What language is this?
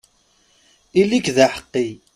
Kabyle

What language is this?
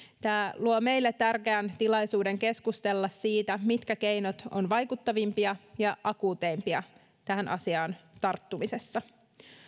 Finnish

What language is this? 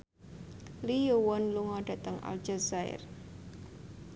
Javanese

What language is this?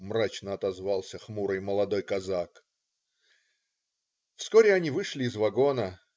Russian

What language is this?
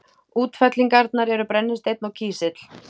Icelandic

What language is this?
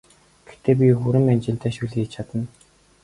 Mongolian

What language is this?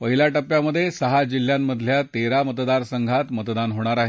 Marathi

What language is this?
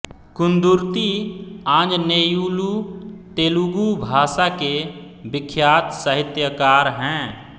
Hindi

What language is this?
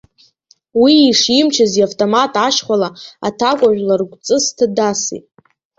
Abkhazian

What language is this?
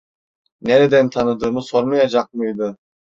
Turkish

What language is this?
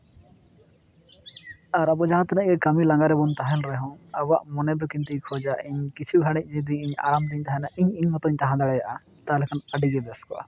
Santali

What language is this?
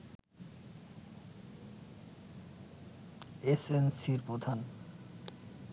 Bangla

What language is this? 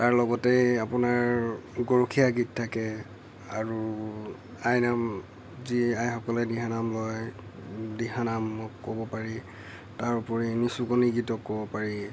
Assamese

